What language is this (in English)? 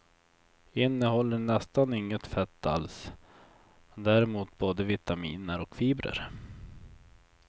Swedish